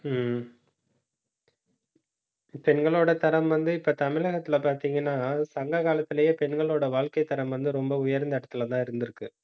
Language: Tamil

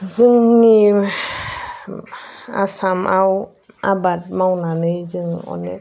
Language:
Bodo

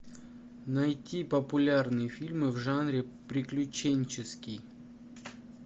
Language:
Russian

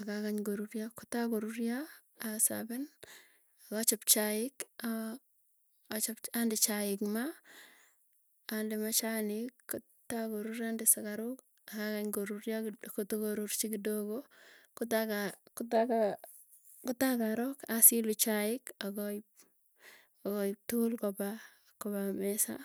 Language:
Tugen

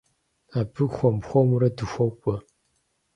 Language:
Kabardian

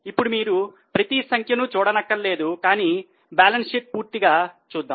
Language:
Telugu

